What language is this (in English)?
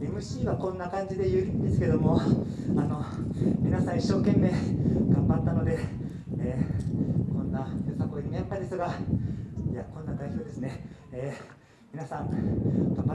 Japanese